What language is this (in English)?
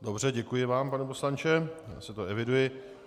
Czech